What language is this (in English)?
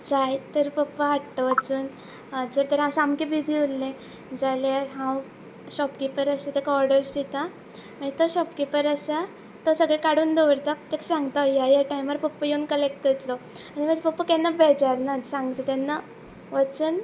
Konkani